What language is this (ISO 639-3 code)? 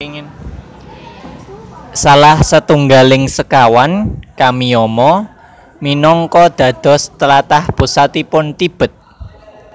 jav